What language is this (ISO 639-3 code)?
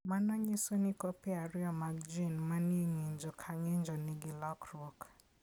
luo